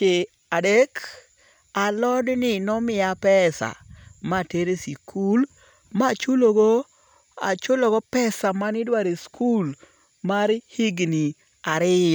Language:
Luo (Kenya and Tanzania)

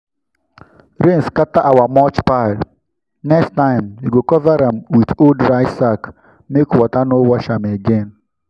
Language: Nigerian Pidgin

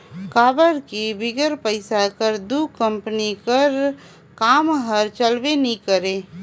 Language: Chhattisgarhi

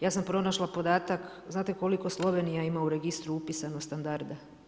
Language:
Croatian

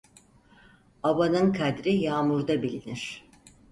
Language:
Turkish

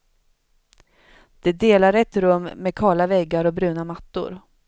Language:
Swedish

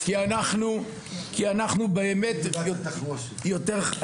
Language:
Hebrew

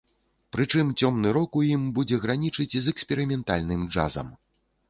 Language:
Belarusian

